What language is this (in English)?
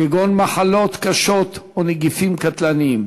Hebrew